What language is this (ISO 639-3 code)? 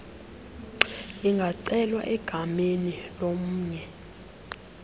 xho